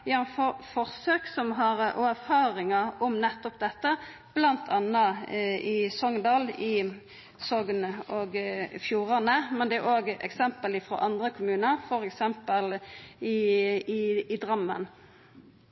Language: Norwegian Nynorsk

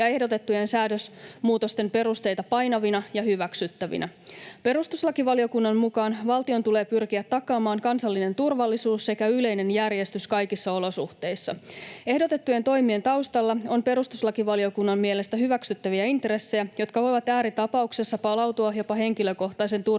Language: Finnish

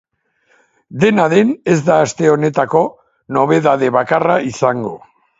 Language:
Basque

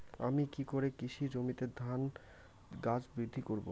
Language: Bangla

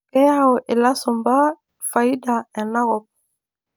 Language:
Masai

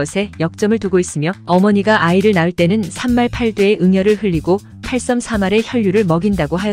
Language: Korean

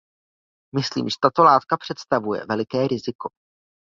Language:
Czech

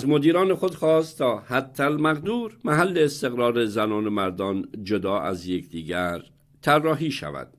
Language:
Persian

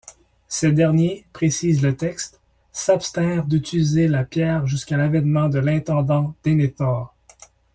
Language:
French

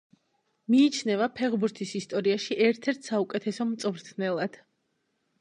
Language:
Georgian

